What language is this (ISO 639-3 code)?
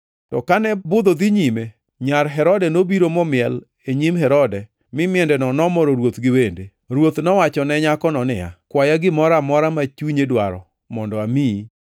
luo